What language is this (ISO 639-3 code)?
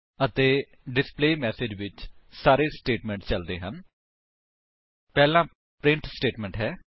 pan